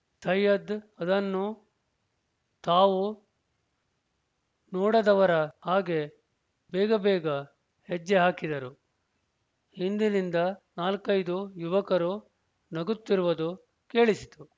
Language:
Kannada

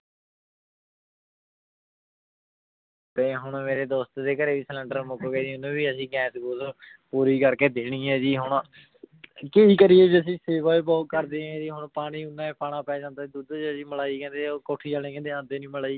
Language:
Punjabi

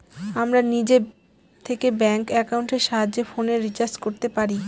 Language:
Bangla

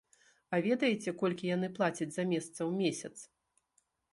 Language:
Belarusian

